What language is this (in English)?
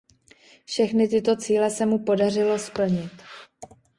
Czech